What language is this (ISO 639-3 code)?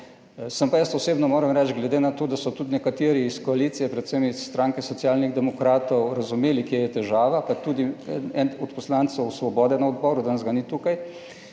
slv